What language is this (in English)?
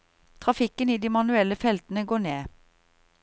Norwegian